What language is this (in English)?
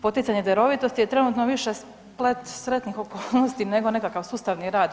Croatian